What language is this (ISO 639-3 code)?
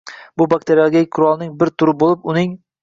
uzb